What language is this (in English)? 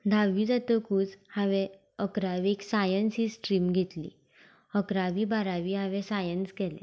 Konkani